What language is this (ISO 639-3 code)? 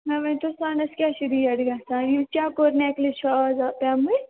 kas